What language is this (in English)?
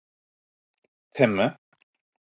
Norwegian Bokmål